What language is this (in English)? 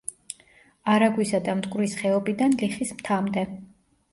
Georgian